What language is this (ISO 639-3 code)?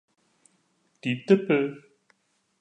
deu